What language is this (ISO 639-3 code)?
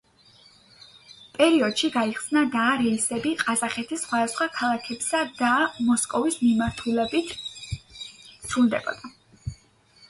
kat